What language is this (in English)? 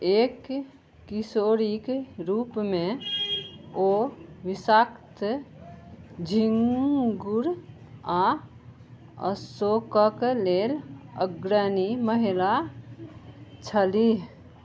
Maithili